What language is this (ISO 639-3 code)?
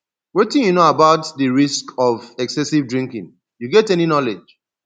pcm